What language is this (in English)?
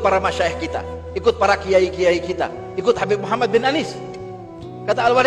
Indonesian